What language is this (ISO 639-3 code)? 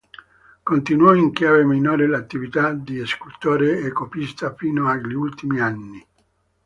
ita